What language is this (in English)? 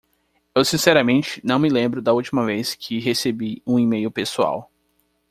Portuguese